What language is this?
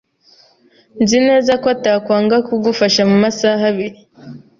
Kinyarwanda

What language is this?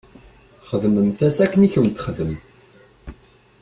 Kabyle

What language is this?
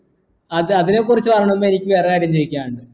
Malayalam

